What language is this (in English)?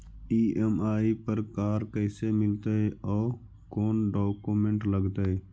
Magahi